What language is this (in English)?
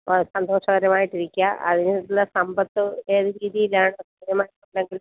Malayalam